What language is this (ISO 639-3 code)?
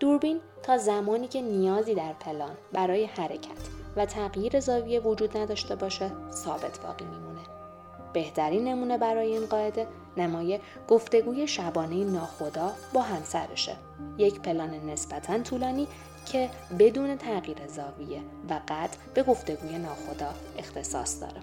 fas